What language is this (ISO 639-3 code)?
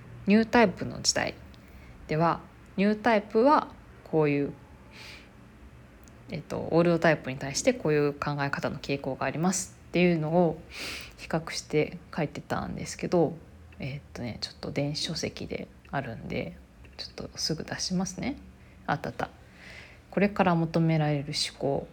jpn